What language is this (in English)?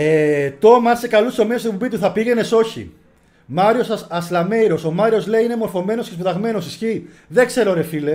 Greek